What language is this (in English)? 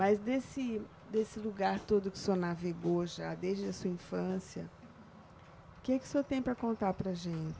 Portuguese